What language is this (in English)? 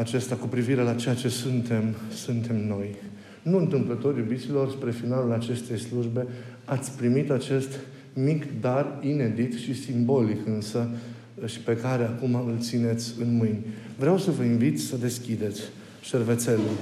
Romanian